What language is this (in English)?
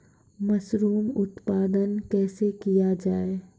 Maithili